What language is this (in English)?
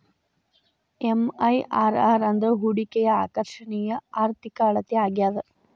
Kannada